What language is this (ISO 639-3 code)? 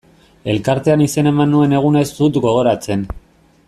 eus